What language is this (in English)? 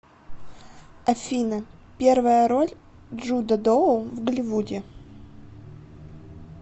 Russian